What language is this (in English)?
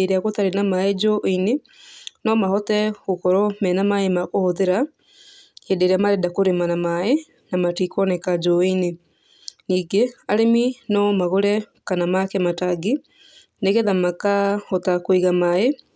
Kikuyu